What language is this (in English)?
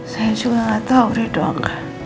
Indonesian